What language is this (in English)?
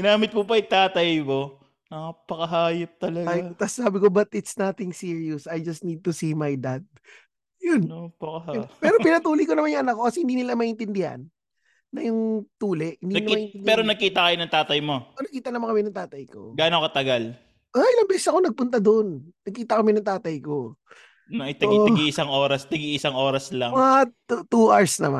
Filipino